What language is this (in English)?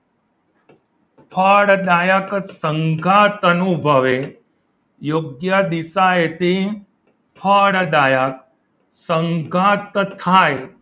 Gujarati